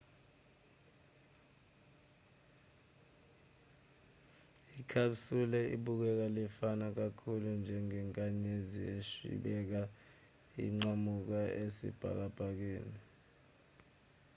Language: Zulu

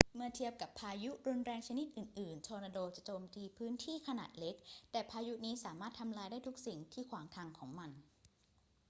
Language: Thai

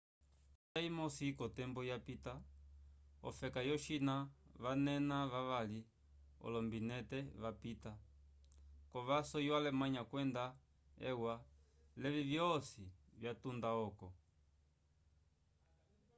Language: Umbundu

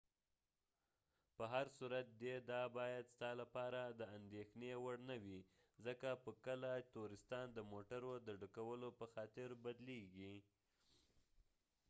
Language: Pashto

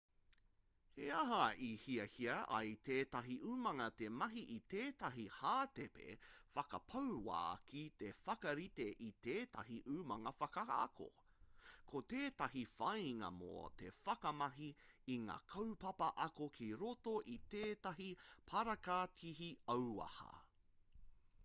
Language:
Māori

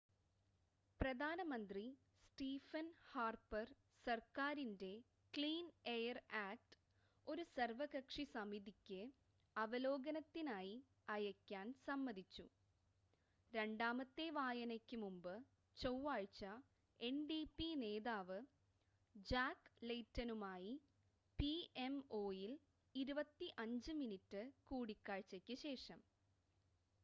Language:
Malayalam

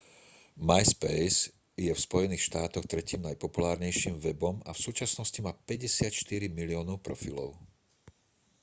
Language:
Slovak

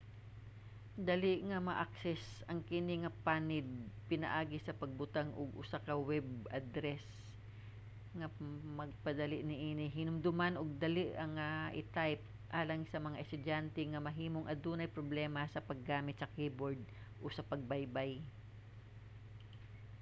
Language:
Cebuano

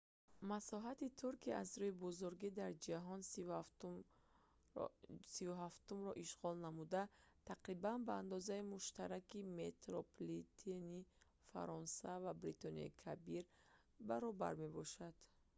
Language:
Tajik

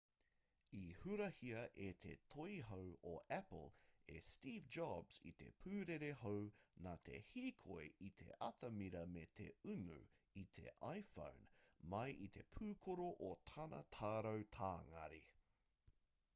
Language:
Māori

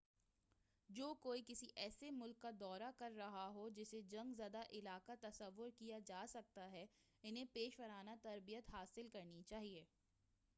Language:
Urdu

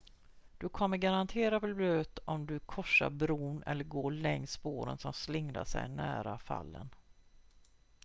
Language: Swedish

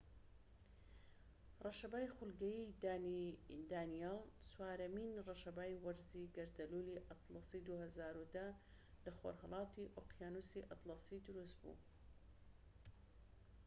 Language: Central Kurdish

